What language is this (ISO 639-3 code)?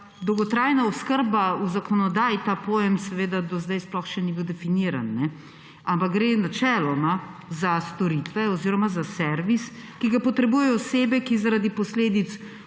slv